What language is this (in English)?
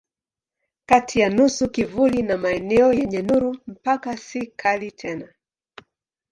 Swahili